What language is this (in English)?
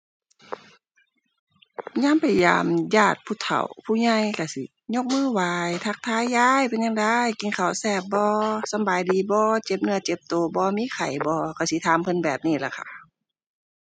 Thai